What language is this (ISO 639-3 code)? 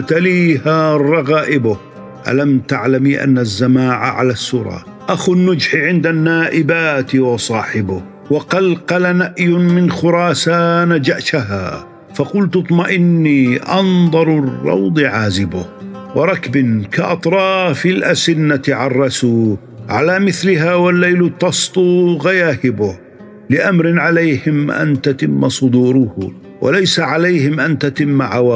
ara